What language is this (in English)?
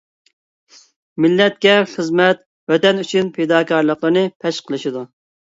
Uyghur